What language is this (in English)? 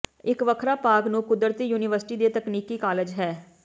Punjabi